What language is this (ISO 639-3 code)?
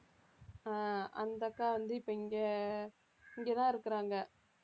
tam